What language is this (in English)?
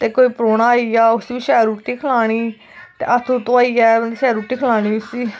Dogri